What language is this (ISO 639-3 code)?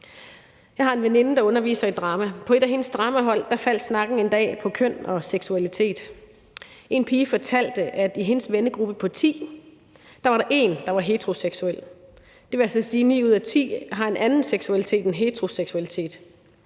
dan